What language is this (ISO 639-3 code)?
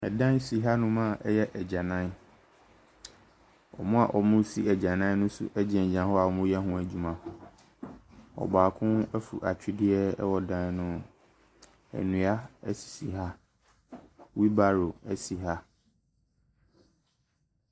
aka